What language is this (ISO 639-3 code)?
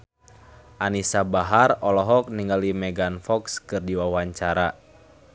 sun